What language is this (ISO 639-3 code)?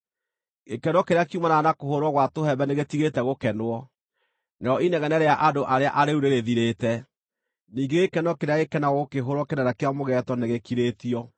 kik